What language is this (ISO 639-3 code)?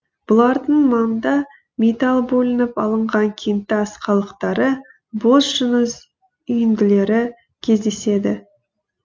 kaz